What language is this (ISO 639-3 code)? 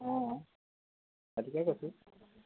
asm